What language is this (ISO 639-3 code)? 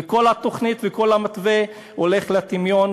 heb